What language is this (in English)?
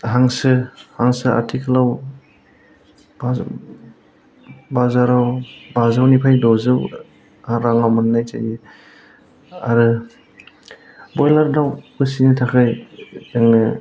Bodo